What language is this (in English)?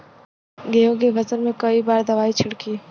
Bhojpuri